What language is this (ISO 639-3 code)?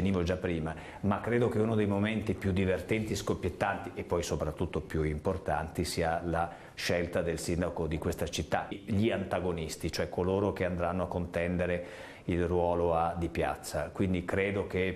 ita